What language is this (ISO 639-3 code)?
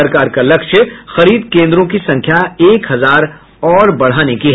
hin